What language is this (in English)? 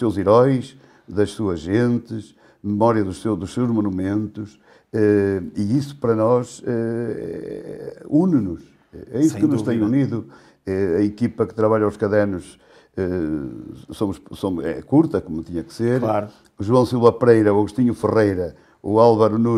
Portuguese